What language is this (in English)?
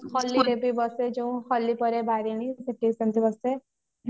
Odia